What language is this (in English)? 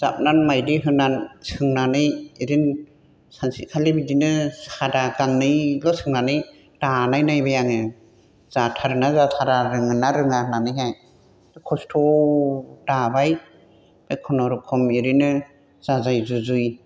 Bodo